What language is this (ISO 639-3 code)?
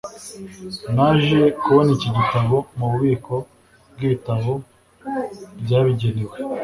kin